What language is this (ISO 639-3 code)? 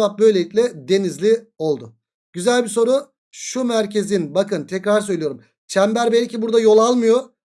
tur